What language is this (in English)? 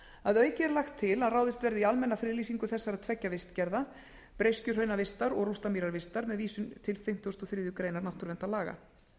Icelandic